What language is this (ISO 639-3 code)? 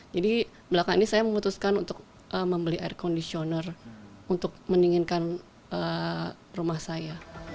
ind